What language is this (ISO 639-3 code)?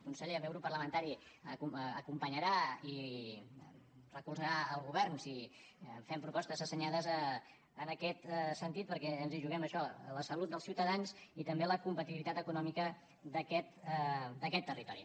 cat